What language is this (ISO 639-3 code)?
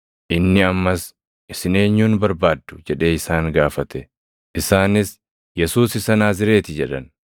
orm